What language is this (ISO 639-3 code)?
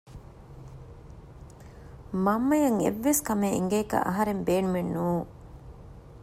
div